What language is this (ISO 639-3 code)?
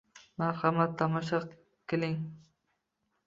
uzb